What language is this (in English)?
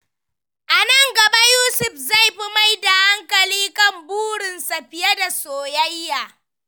Hausa